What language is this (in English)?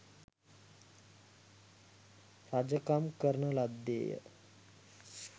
Sinhala